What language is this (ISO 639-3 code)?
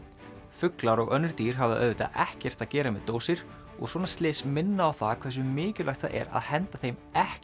isl